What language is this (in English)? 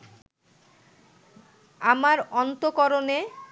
Bangla